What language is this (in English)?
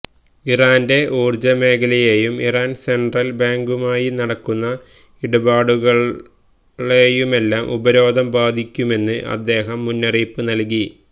Malayalam